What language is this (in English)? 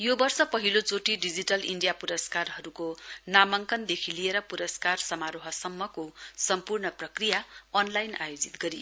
Nepali